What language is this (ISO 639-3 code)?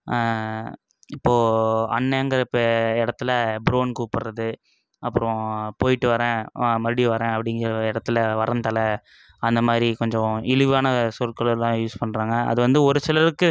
tam